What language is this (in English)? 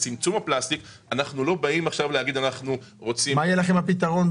Hebrew